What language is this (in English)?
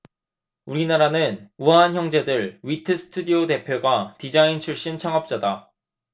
Korean